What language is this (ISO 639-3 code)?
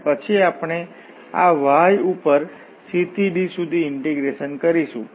guj